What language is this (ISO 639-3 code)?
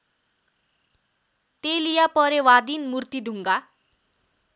nep